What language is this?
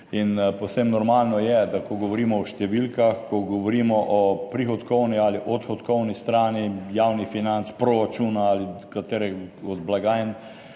Slovenian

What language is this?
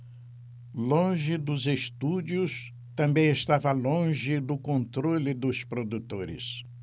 Portuguese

